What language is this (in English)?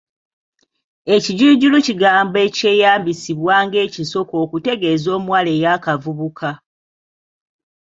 Ganda